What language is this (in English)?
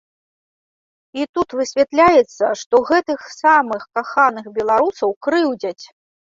Belarusian